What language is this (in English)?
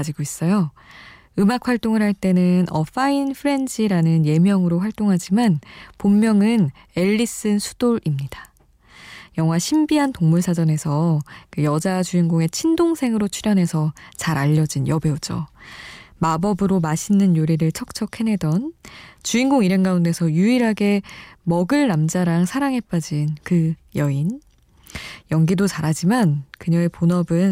Korean